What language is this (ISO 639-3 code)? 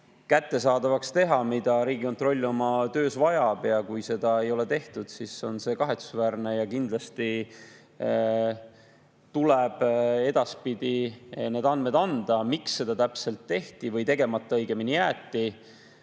est